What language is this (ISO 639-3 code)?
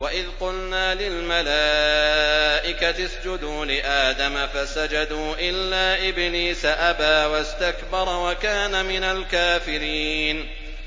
ara